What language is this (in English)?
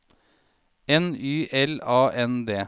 Norwegian